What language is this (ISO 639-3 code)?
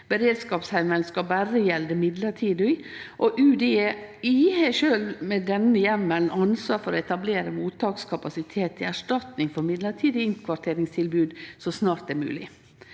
nor